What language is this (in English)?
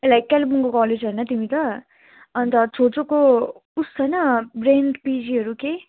Nepali